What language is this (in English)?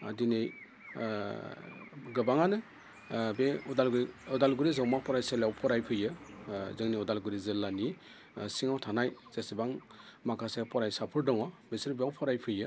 Bodo